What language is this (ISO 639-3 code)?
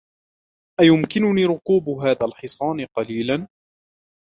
ara